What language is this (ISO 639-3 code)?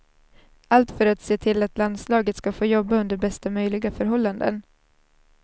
swe